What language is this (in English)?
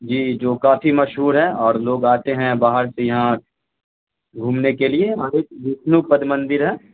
Urdu